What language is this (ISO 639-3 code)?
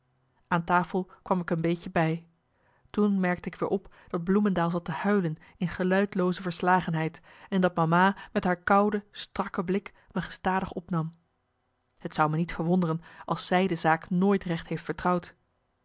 nld